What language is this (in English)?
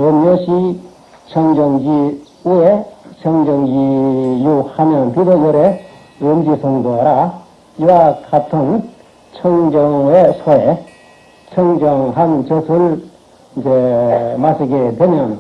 Korean